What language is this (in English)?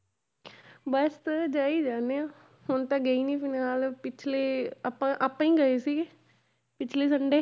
Punjabi